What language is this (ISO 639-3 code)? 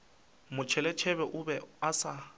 nso